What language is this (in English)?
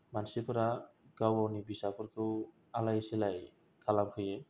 Bodo